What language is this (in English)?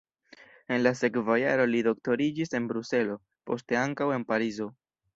Esperanto